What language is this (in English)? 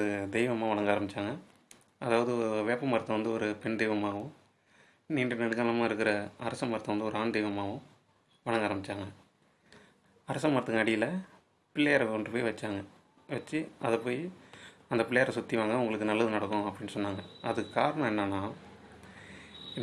Tamil